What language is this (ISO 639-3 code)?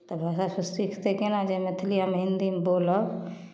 mai